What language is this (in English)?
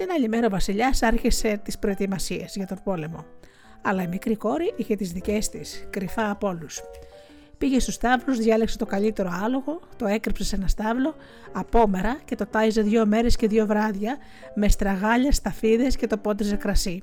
Greek